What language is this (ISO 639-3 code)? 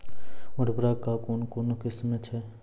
mai